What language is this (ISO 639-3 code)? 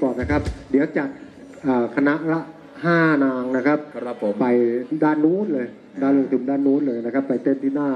tha